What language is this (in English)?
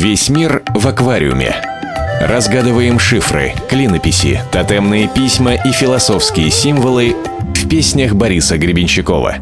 Russian